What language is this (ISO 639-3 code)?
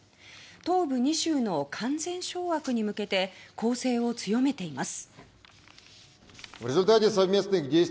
jpn